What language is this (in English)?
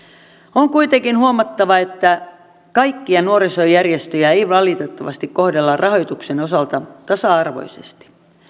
Finnish